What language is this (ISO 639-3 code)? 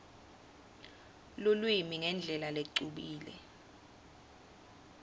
ssw